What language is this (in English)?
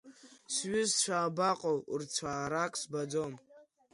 Abkhazian